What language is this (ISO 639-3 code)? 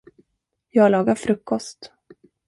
swe